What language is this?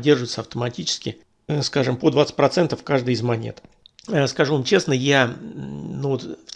Russian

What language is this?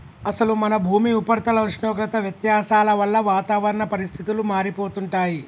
Telugu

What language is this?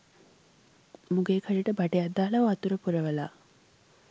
Sinhala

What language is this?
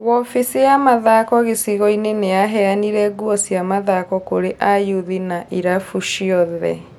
Kikuyu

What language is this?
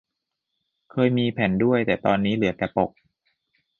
Thai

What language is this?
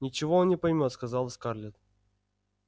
Russian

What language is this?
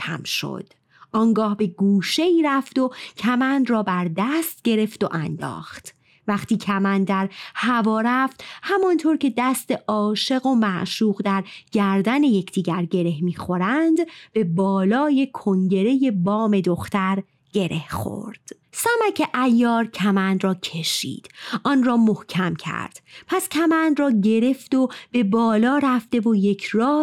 Persian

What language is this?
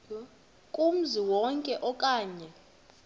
Xhosa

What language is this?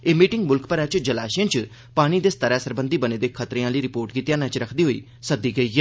Dogri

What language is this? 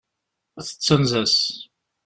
Kabyle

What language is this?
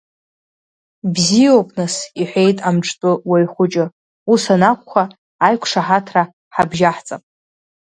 Abkhazian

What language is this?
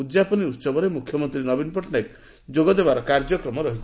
Odia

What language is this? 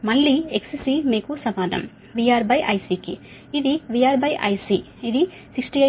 Telugu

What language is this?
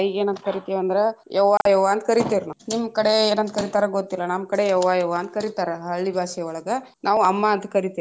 Kannada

